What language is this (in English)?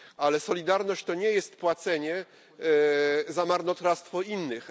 Polish